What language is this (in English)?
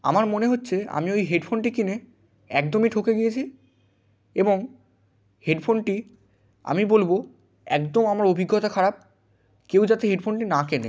Bangla